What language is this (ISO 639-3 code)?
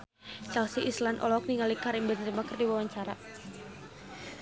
sun